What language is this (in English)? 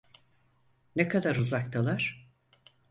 Turkish